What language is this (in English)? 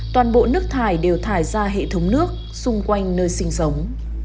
Vietnamese